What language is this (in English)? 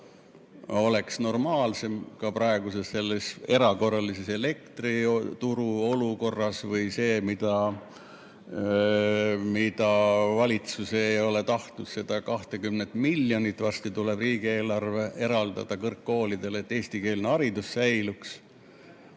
Estonian